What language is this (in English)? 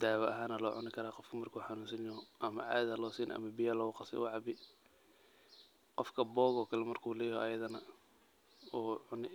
Somali